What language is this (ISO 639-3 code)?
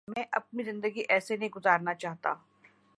urd